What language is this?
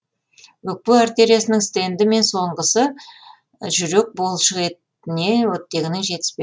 Kazakh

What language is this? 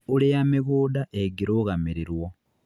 Kikuyu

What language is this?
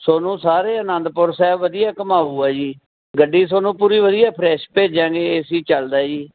Punjabi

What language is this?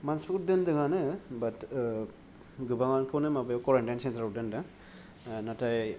Bodo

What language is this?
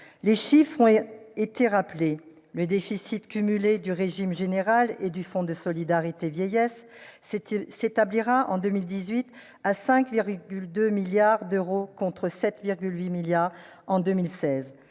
French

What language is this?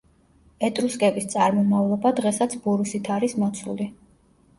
Georgian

